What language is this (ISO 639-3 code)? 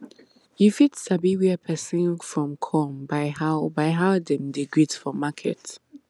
pcm